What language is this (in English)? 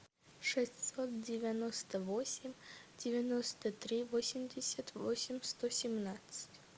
Russian